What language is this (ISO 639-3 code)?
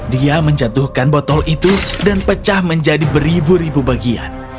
ind